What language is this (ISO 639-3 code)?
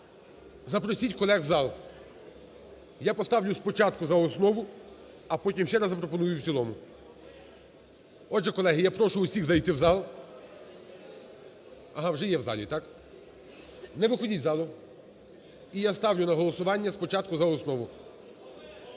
ukr